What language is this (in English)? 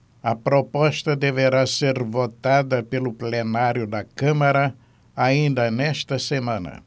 Portuguese